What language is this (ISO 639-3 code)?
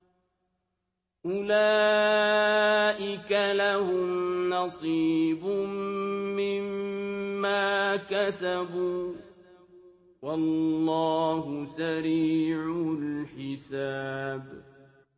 ara